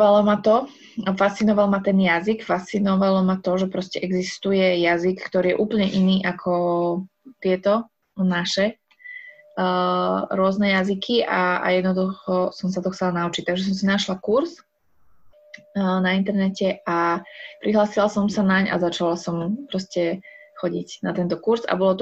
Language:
Slovak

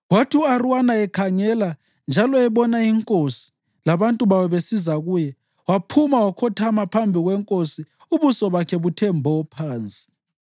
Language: North Ndebele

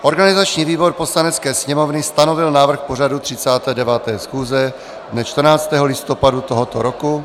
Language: Czech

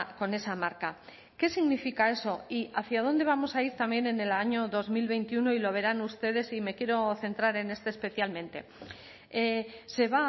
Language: Spanish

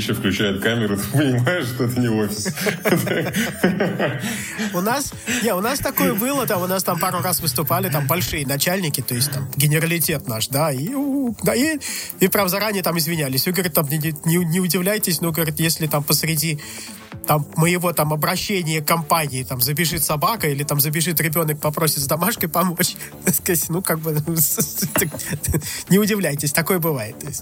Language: Russian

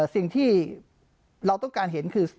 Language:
Thai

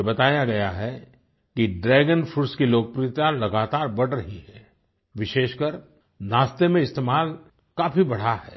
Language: Hindi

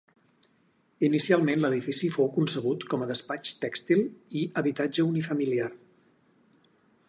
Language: Catalan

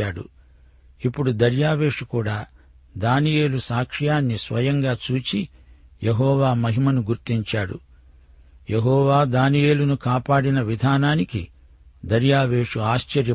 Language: Telugu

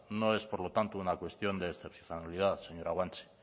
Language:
Spanish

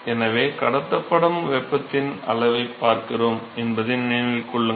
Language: Tamil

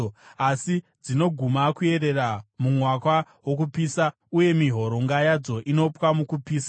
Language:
Shona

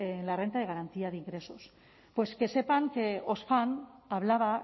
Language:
Spanish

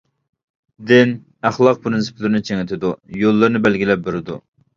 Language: Uyghur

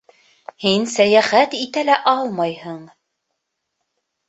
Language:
Bashkir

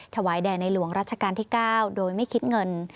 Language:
Thai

